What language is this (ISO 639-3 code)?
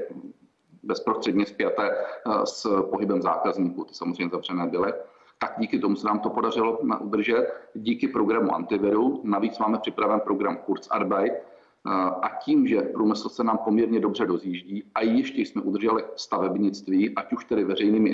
ces